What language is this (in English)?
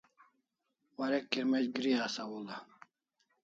Kalasha